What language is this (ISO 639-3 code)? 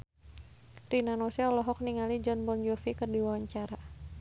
sun